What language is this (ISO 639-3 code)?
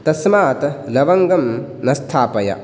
san